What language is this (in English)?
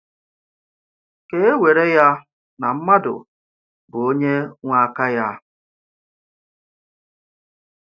Igbo